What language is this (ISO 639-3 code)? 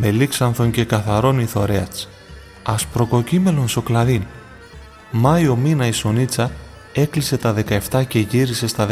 ell